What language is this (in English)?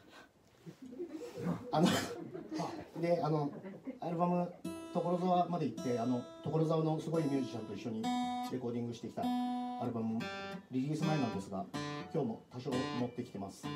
Japanese